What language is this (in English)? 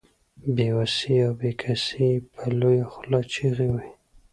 Pashto